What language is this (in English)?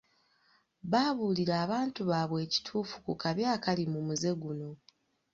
Ganda